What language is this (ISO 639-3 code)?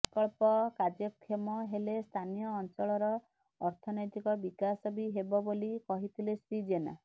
ori